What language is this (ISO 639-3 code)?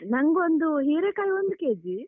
kan